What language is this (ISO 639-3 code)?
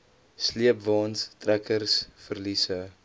afr